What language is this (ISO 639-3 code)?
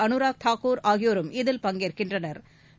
tam